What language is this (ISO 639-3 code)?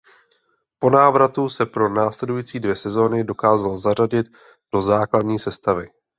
ces